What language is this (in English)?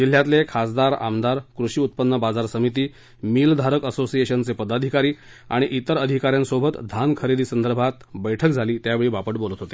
Marathi